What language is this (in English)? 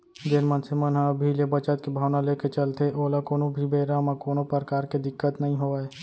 Chhattisgarhi